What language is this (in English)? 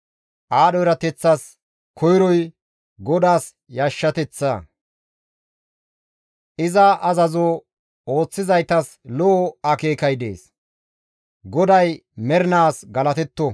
Gamo